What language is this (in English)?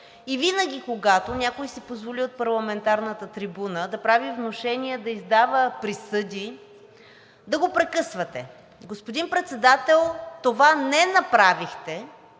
Bulgarian